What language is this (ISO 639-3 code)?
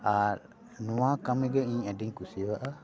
sat